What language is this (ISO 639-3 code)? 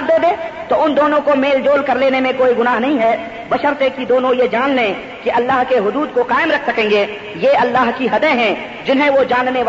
urd